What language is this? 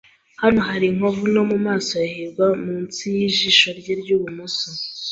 Kinyarwanda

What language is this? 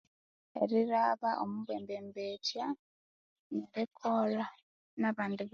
Konzo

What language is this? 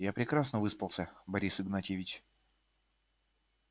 Russian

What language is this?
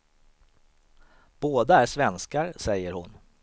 Swedish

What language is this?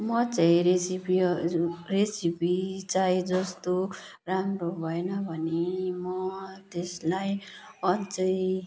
Nepali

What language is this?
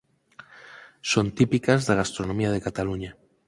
Galician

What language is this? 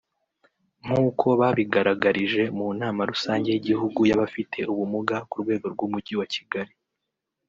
Kinyarwanda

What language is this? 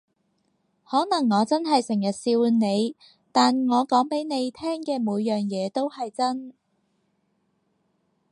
Cantonese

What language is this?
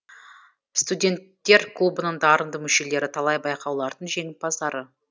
Kazakh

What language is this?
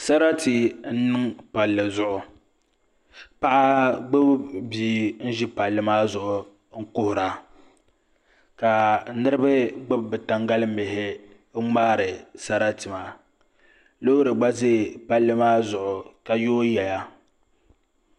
Dagbani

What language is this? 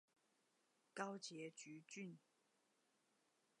Chinese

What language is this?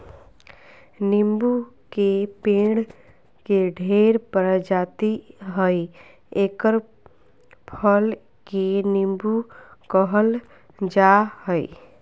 Magahi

